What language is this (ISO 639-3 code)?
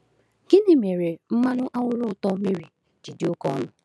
ibo